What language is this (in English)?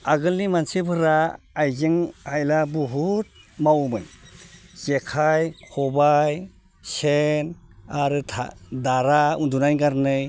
Bodo